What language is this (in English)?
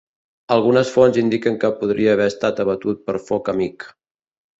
Catalan